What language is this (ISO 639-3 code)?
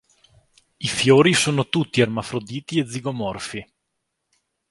ita